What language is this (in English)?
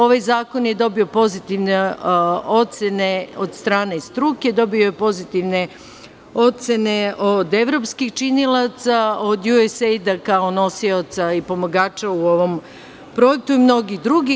Serbian